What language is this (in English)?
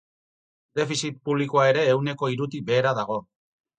Basque